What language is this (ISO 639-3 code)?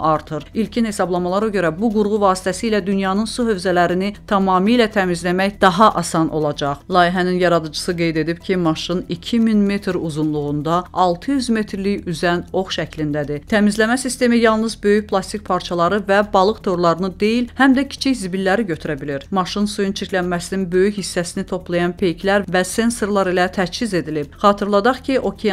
tur